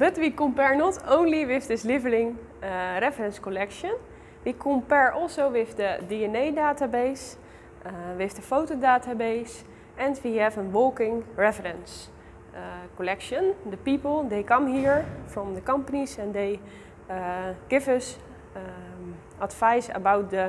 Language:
Dutch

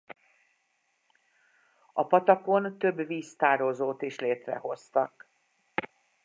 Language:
Hungarian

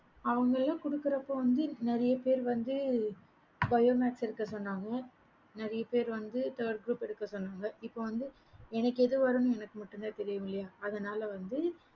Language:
Tamil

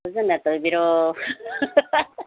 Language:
Manipuri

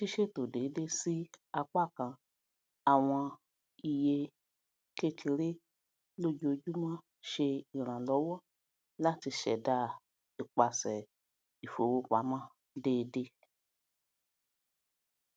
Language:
Yoruba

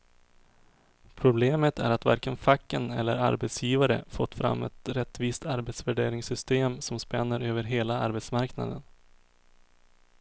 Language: Swedish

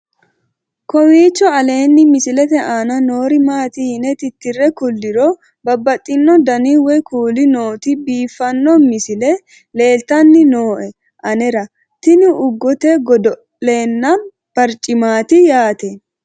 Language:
Sidamo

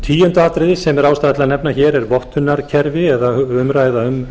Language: Icelandic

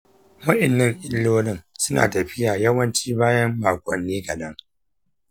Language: Hausa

